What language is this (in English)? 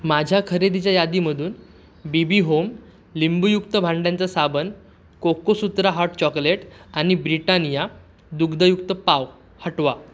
Marathi